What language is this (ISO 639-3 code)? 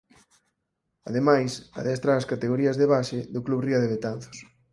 glg